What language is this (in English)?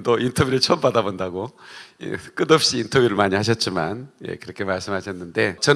Korean